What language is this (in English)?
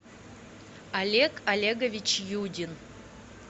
Russian